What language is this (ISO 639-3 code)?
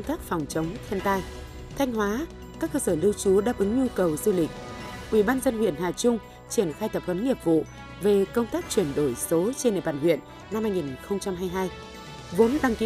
vie